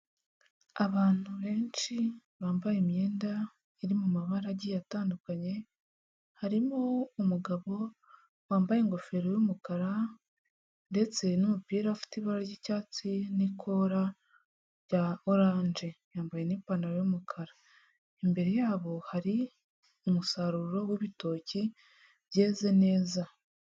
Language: Kinyarwanda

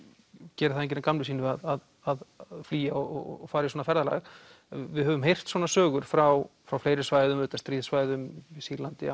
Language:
Icelandic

